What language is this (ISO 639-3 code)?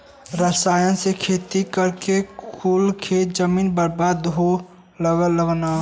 bho